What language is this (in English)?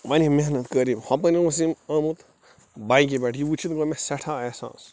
Kashmiri